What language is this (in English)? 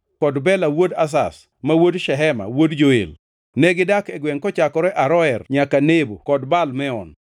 Luo (Kenya and Tanzania)